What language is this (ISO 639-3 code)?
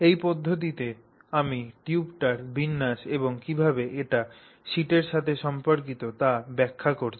ben